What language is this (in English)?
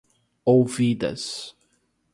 Portuguese